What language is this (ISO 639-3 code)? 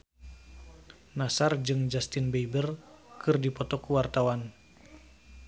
sun